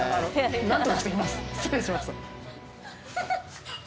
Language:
Japanese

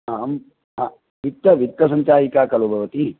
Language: Sanskrit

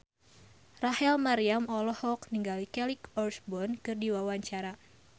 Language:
Sundanese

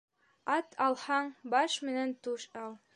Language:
Bashkir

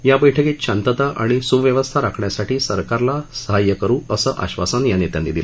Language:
Marathi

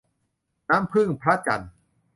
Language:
Thai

